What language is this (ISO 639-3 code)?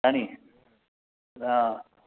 doi